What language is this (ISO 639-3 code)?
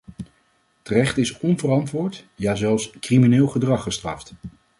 nld